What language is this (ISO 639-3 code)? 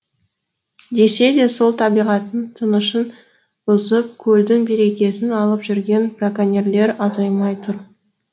kaz